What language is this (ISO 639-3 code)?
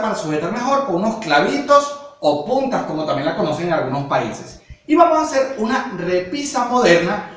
spa